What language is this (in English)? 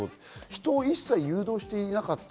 Japanese